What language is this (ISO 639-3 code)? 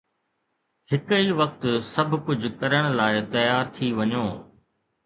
snd